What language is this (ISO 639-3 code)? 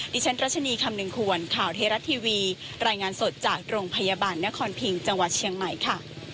tha